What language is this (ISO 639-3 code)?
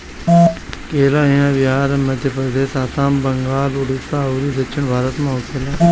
bho